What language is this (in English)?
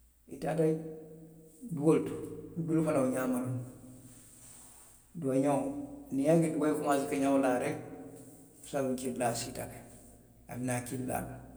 Western Maninkakan